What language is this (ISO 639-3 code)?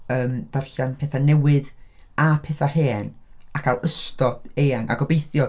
cym